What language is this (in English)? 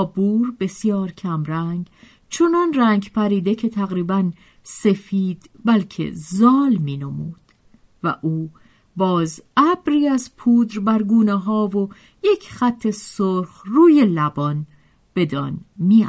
Persian